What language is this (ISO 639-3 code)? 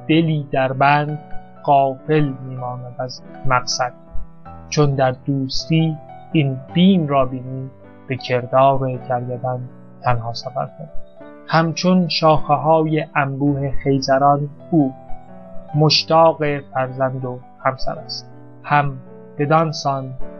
fas